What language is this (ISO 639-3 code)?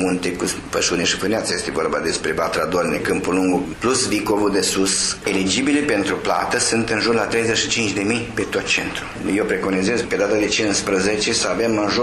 ron